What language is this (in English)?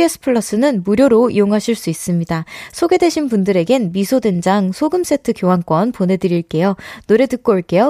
Korean